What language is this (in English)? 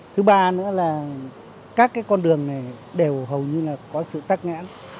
Vietnamese